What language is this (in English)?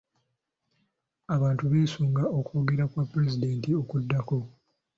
Ganda